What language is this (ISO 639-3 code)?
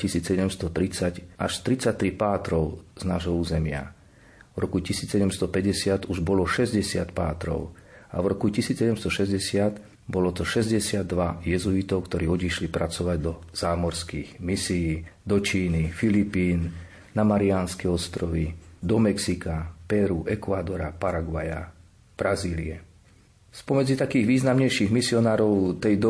slk